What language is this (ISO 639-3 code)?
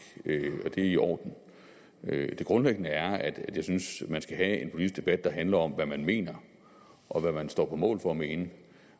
dan